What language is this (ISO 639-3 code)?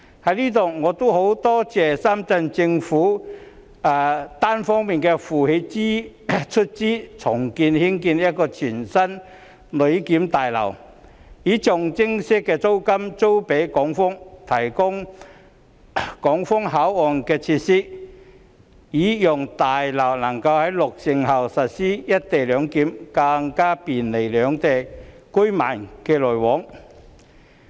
yue